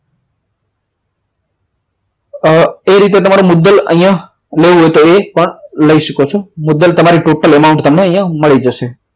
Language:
Gujarati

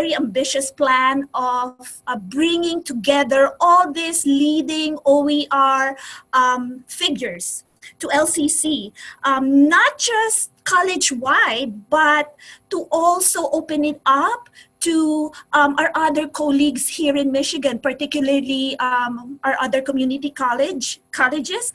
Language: English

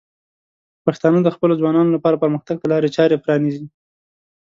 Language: Pashto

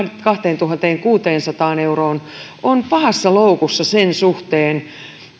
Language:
Finnish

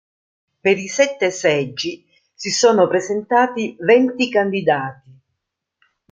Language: Italian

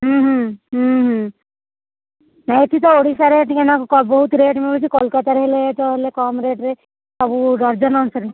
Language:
Odia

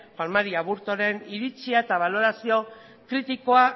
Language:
Basque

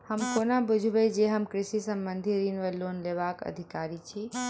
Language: Maithili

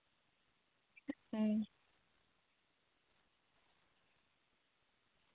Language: Santali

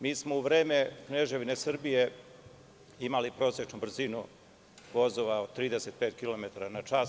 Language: Serbian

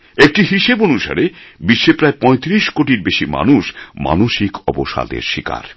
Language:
Bangla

